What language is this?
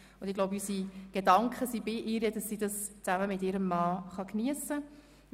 Swiss German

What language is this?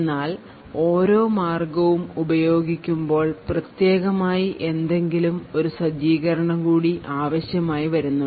Malayalam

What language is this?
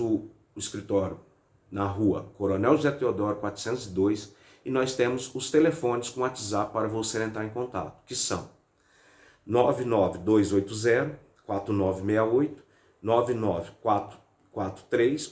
Portuguese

